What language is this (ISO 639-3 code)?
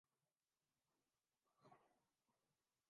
urd